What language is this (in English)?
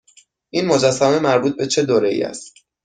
Persian